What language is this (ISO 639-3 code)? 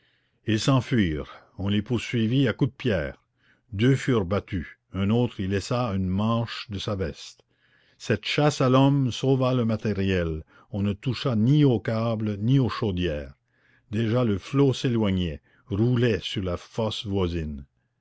fra